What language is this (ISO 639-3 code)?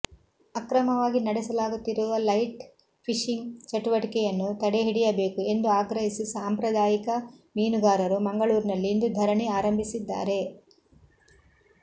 kan